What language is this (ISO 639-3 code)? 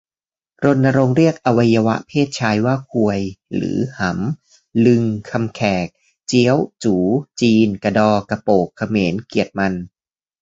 tha